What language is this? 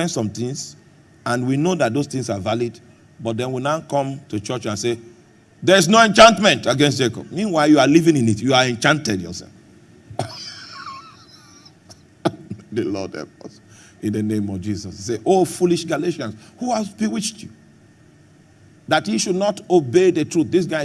English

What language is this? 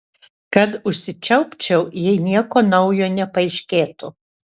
Lithuanian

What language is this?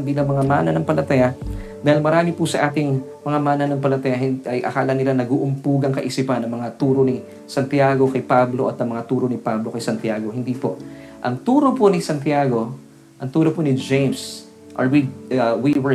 Filipino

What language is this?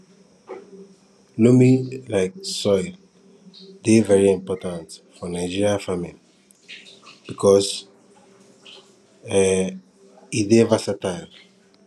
Nigerian Pidgin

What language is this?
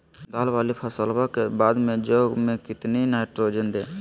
Magahi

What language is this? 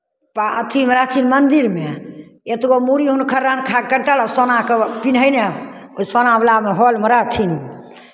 Maithili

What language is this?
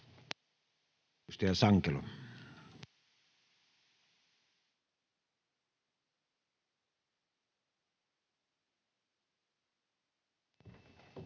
Finnish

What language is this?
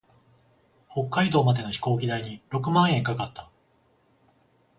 Japanese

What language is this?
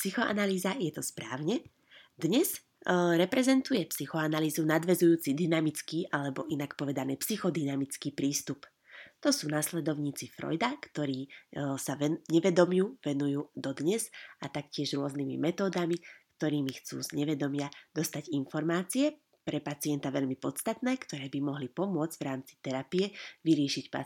Slovak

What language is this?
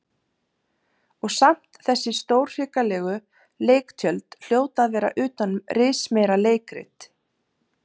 Icelandic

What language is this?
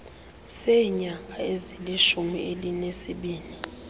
Xhosa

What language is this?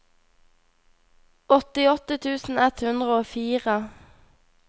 Norwegian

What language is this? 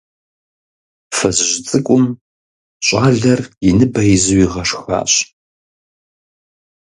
Kabardian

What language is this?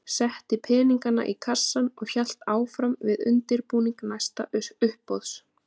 Icelandic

